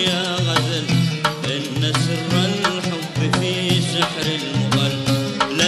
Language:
Arabic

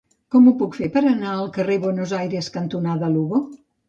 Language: Catalan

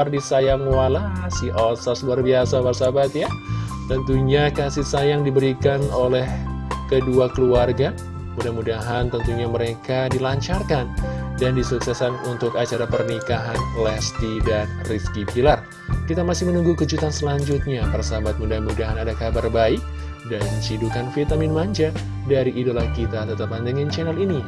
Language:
Indonesian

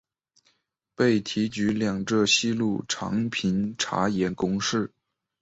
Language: Chinese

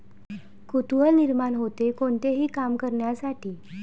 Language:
Marathi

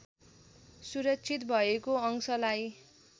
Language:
Nepali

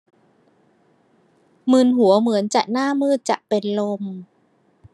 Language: Thai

